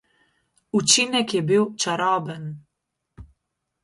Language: Slovenian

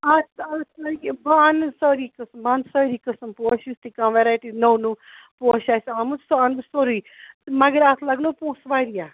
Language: Kashmiri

